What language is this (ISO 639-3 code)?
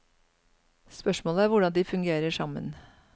nor